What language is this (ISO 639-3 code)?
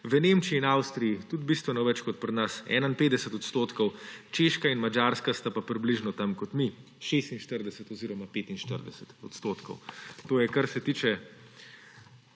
slv